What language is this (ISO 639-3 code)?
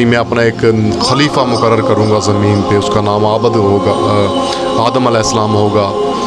urd